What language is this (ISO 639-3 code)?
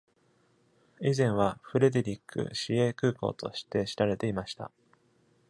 jpn